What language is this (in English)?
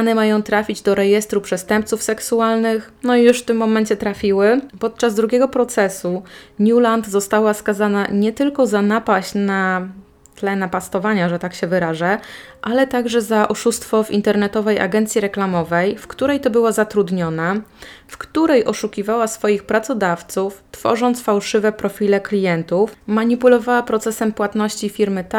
Polish